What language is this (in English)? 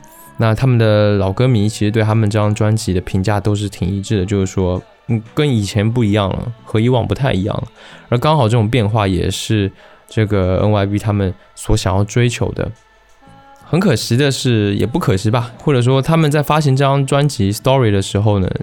Chinese